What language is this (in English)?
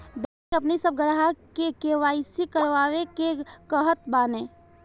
Bhojpuri